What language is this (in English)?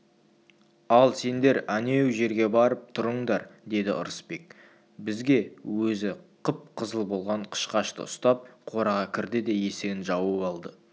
Kazakh